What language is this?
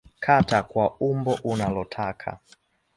Swahili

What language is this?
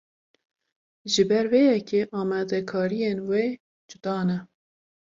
Kurdish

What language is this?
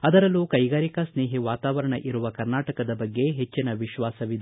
Kannada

